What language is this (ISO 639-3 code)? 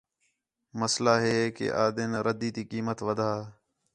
xhe